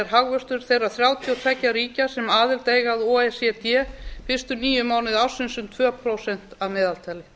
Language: Icelandic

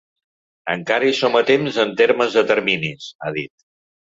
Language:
Catalan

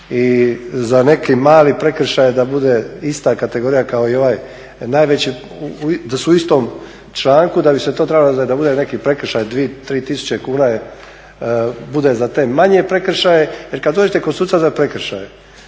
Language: Croatian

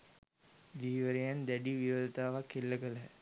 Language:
Sinhala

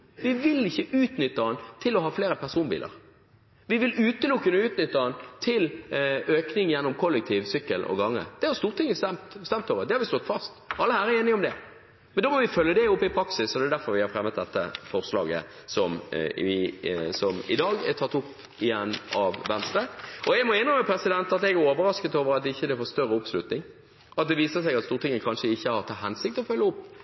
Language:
Norwegian Bokmål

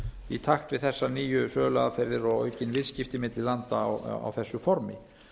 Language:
Icelandic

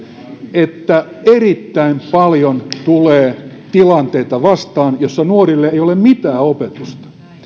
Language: Finnish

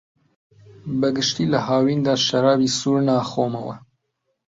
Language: Central Kurdish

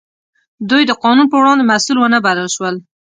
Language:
Pashto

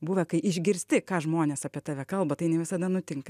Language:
Lithuanian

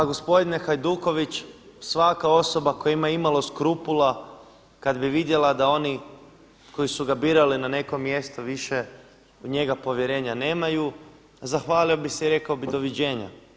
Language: Croatian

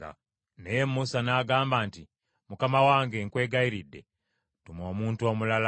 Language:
Ganda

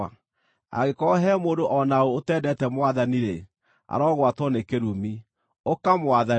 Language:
Kikuyu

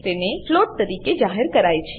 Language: Gujarati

